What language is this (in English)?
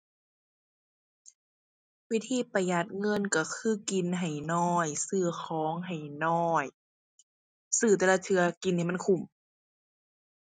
Thai